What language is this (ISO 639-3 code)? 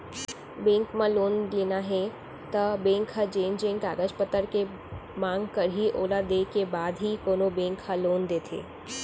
hne